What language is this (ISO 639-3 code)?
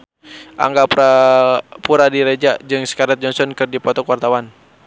sun